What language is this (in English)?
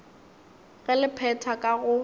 Northern Sotho